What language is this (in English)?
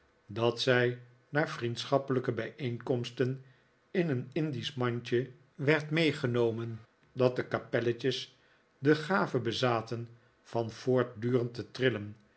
Dutch